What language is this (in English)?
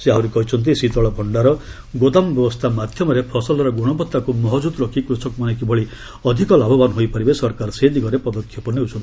Odia